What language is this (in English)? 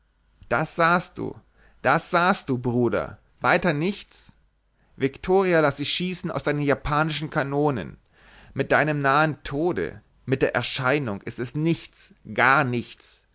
German